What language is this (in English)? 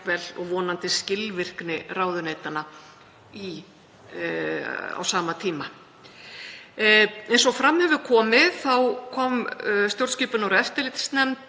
Icelandic